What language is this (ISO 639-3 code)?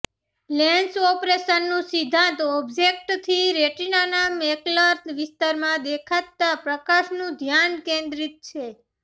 guj